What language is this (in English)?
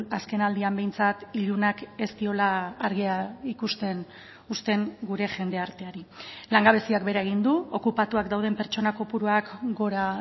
Basque